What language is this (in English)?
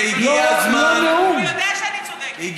Hebrew